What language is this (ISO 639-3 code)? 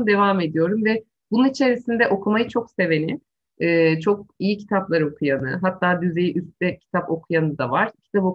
tur